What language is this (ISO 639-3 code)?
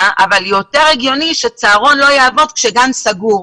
heb